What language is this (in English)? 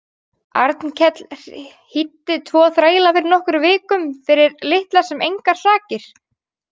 Icelandic